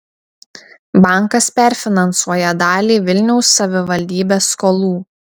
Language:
Lithuanian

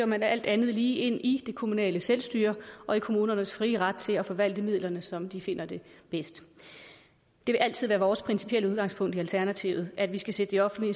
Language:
Danish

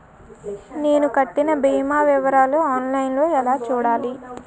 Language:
Telugu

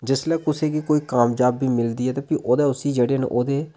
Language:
Dogri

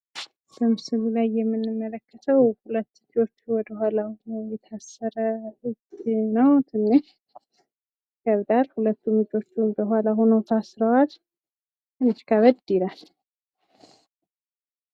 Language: Amharic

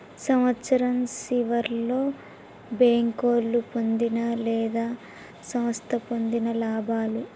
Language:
Telugu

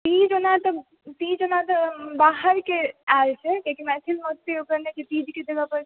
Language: Maithili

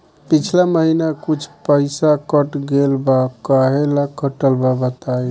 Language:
Bhojpuri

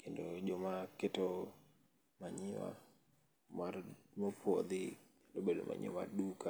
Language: Luo (Kenya and Tanzania)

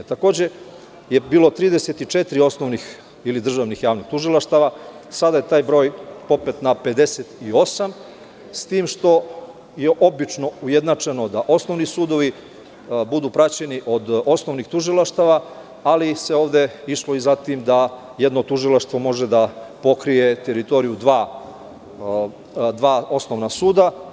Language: Serbian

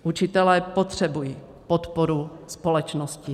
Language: Czech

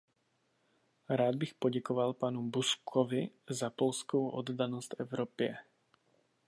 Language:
Czech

